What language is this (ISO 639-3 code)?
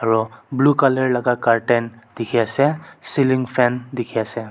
nag